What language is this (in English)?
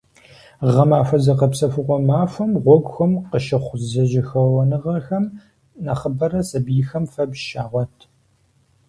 Kabardian